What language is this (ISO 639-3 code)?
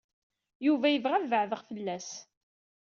kab